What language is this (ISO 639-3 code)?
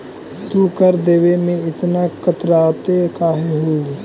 mag